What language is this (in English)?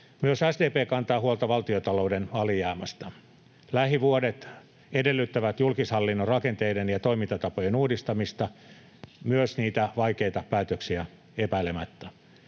Finnish